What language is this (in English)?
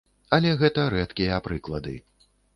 Belarusian